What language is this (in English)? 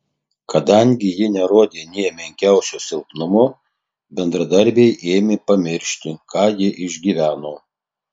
Lithuanian